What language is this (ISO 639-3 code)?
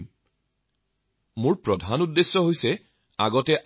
asm